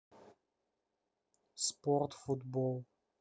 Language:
Russian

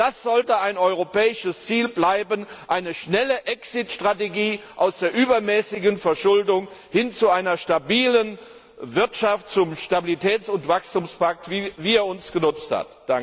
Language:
German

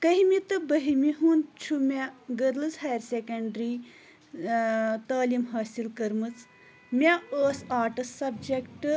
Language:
Kashmiri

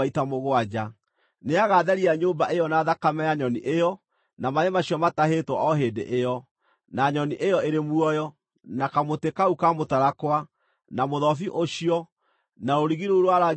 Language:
Kikuyu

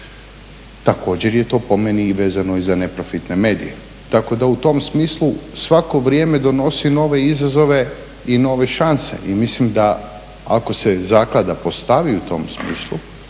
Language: Croatian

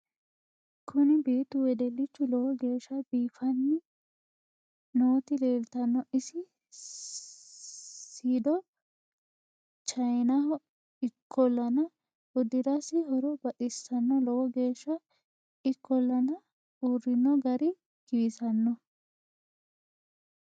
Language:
Sidamo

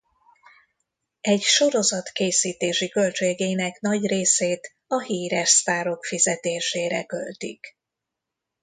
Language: Hungarian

